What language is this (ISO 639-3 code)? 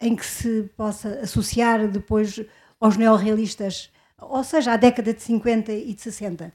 por